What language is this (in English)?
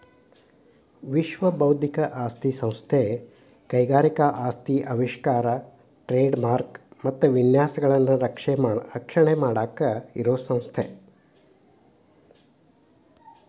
Kannada